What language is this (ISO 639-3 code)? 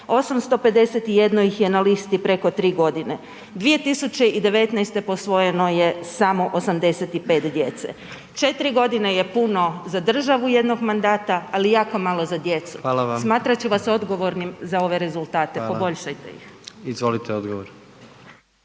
hrv